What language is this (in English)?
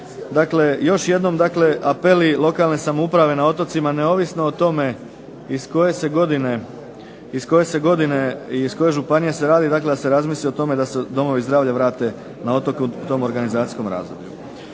Croatian